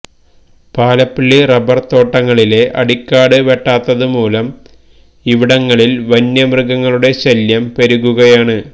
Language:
Malayalam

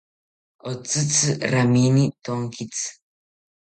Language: South Ucayali Ashéninka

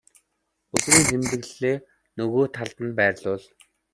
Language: Mongolian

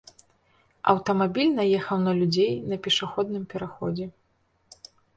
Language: Belarusian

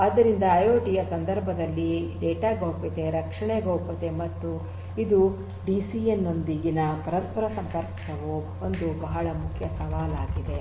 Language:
Kannada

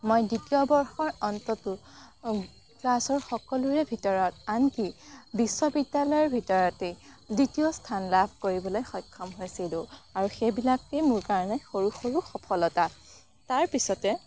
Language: Assamese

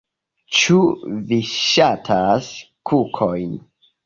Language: Esperanto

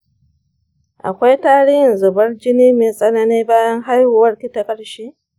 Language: Hausa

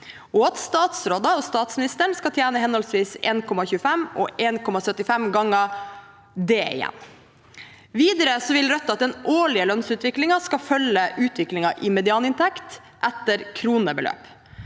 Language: Norwegian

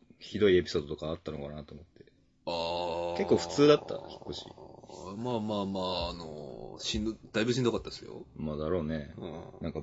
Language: Japanese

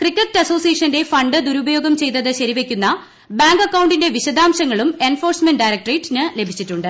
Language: Malayalam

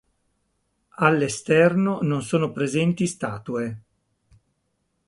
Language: Italian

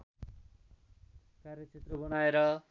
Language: Nepali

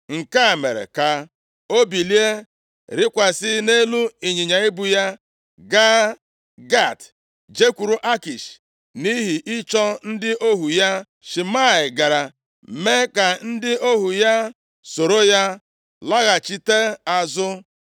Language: Igbo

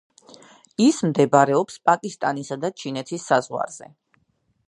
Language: Georgian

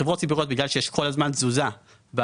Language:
Hebrew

